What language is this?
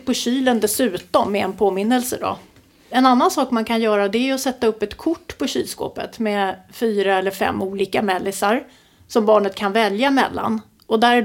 Swedish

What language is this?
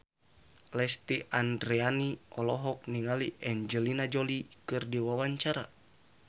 Sundanese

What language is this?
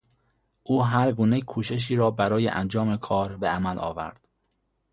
Persian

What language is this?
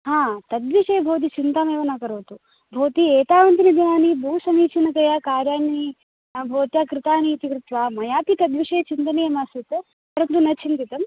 Sanskrit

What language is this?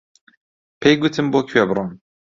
Central Kurdish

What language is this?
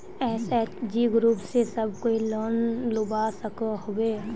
Magahi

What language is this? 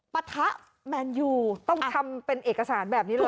Thai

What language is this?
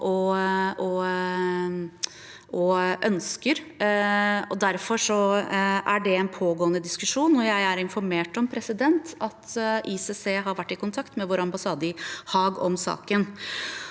Norwegian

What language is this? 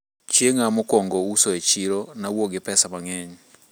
Luo (Kenya and Tanzania)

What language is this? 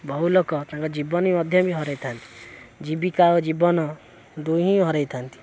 Odia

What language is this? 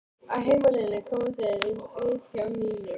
Icelandic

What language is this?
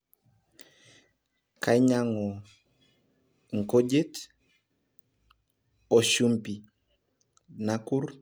Masai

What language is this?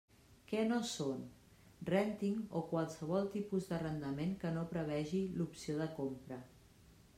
Catalan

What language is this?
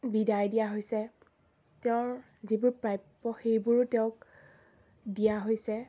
Assamese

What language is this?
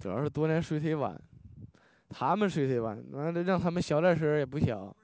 Chinese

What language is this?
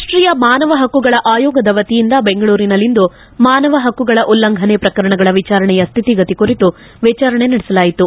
Kannada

